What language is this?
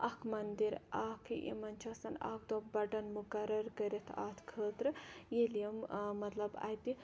Kashmiri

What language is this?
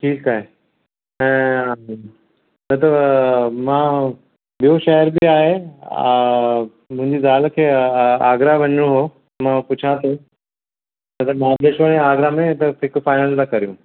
Sindhi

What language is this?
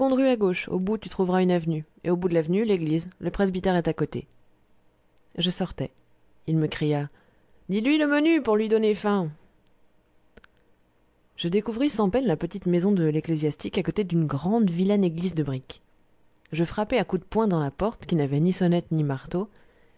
French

